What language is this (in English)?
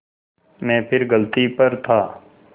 Hindi